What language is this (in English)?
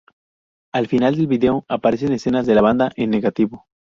Spanish